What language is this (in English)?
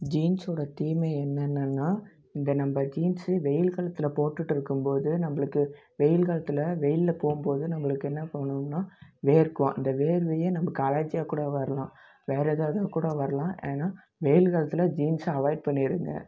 Tamil